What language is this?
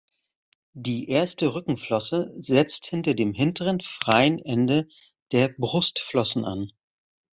German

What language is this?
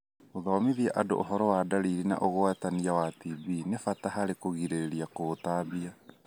Kikuyu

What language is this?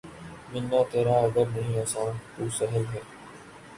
Urdu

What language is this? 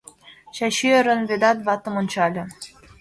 Mari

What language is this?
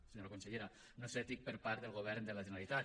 Catalan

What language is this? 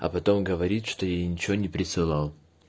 Russian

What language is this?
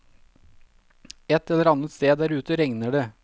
Norwegian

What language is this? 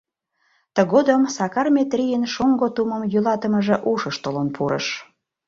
Mari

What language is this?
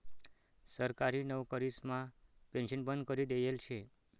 Marathi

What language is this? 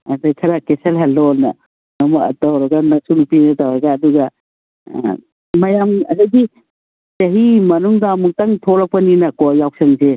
Manipuri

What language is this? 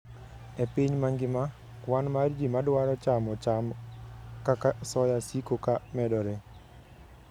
Luo (Kenya and Tanzania)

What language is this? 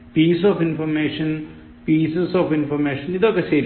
Malayalam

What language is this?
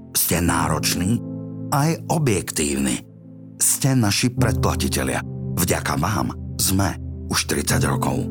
Slovak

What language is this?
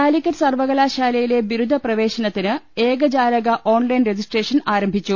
Malayalam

